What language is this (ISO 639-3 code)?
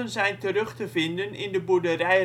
nld